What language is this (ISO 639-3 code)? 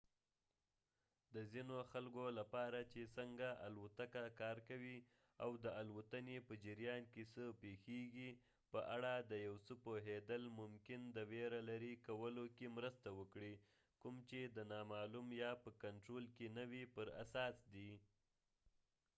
pus